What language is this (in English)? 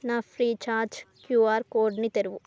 Telugu